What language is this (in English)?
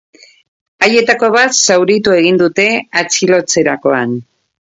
Basque